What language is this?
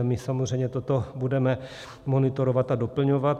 Czech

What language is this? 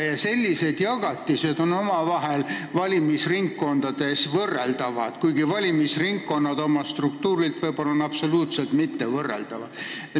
Estonian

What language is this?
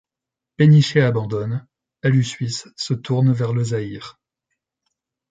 French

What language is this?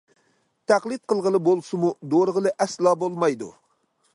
Uyghur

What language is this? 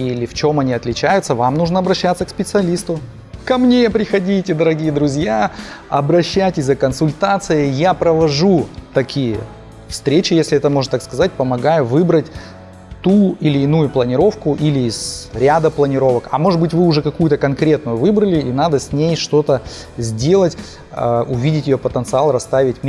Russian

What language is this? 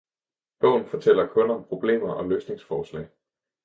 Danish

